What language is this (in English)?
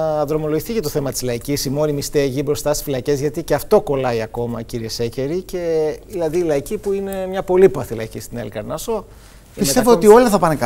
Greek